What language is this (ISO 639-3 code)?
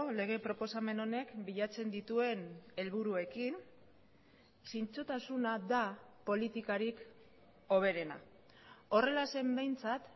eus